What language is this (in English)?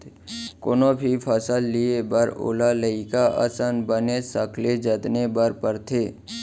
Chhattisgarhi